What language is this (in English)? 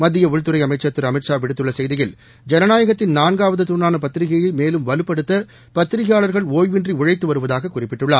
Tamil